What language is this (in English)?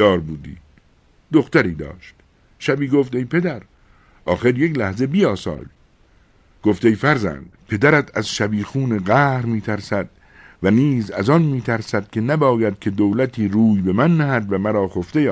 Persian